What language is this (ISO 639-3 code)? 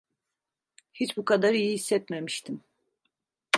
tur